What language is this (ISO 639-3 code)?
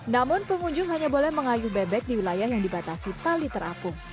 ind